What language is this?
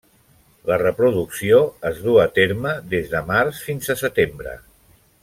Catalan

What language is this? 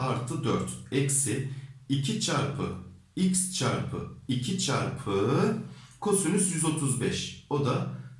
Turkish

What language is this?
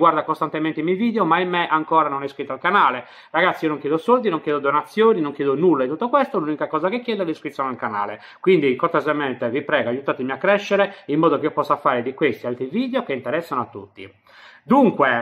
Italian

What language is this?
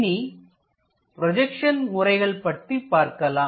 Tamil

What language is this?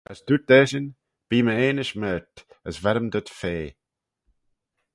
Manx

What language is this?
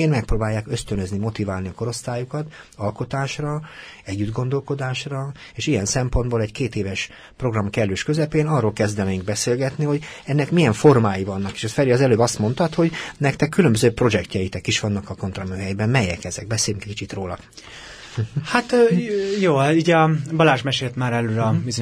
Hungarian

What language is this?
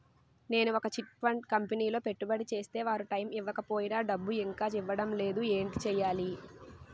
Telugu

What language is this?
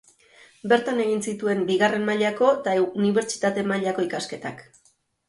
Basque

